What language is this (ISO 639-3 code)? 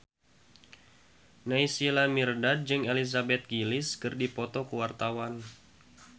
sun